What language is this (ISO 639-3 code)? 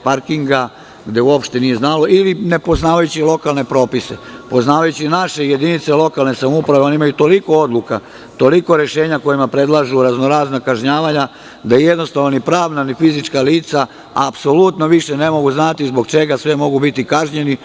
srp